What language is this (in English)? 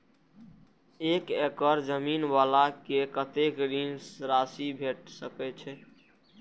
Maithili